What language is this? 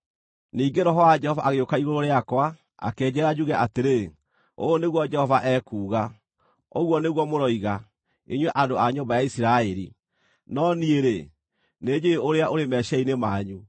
Kikuyu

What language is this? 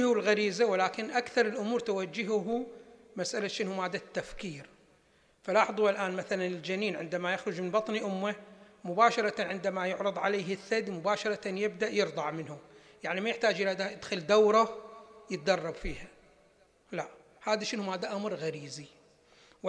Arabic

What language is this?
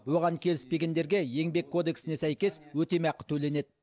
Kazakh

